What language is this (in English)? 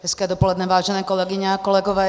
Czech